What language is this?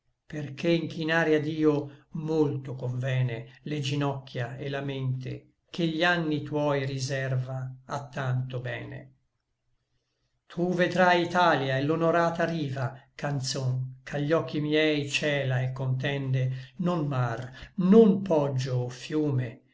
Italian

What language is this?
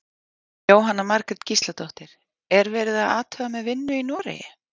Icelandic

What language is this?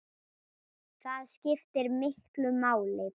Icelandic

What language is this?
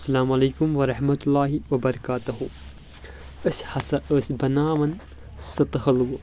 Kashmiri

